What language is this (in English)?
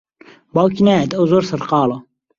Central Kurdish